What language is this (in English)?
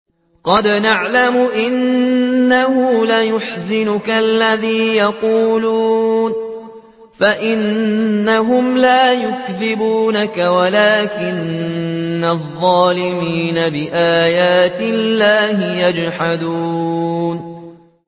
Arabic